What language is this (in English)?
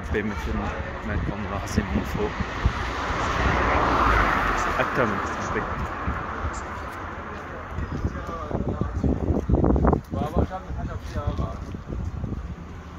Arabic